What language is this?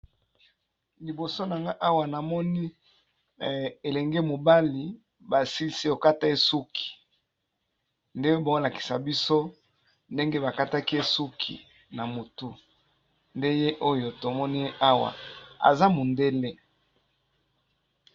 Lingala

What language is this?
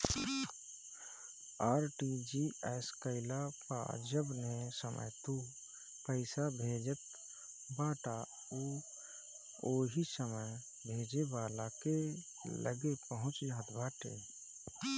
Bhojpuri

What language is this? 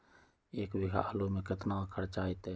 Magahi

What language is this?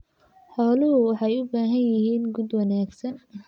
Somali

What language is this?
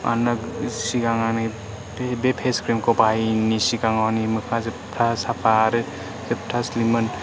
Bodo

